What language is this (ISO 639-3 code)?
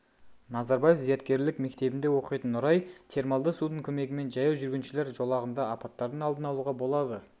kaz